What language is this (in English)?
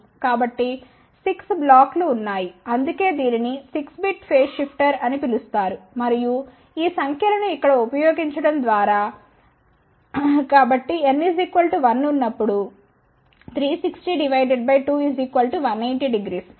Telugu